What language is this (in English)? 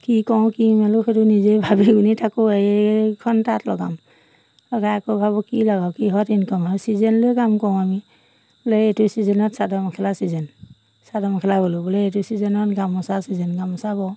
Assamese